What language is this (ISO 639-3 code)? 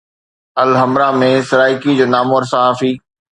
snd